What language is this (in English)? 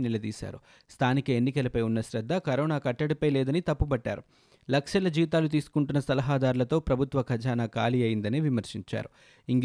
Telugu